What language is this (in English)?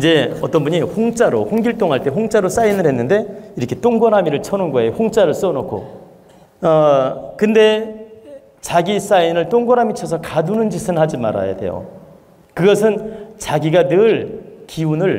Korean